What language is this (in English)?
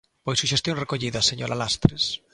Galician